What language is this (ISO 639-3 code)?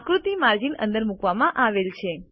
guj